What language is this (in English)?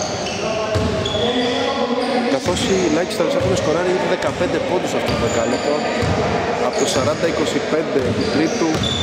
Greek